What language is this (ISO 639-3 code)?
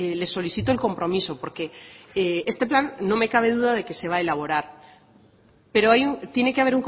spa